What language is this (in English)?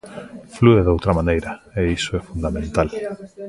Galician